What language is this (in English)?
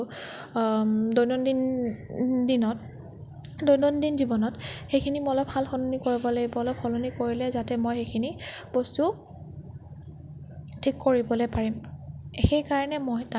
Assamese